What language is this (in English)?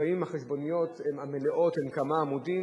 Hebrew